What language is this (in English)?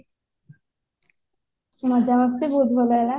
Odia